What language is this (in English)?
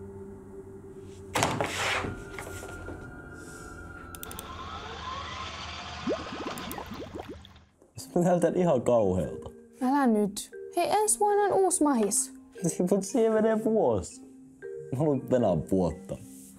Finnish